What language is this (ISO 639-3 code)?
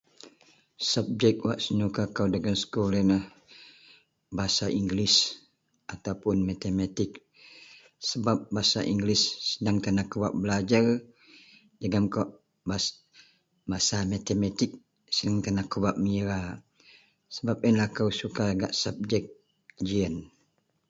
mel